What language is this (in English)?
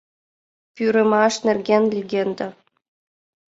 Mari